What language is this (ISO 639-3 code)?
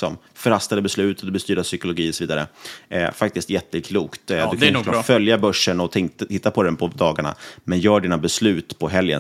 swe